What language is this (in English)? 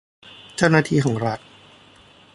Thai